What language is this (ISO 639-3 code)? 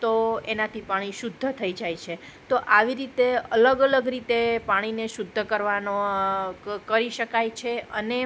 guj